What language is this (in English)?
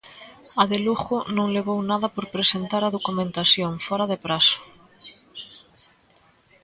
Galician